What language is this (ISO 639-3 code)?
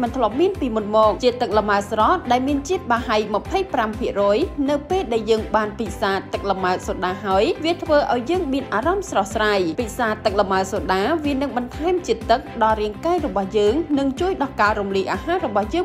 tha